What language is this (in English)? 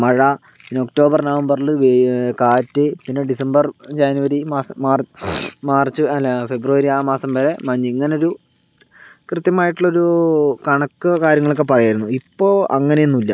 Malayalam